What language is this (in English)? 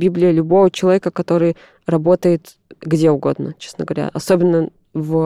Russian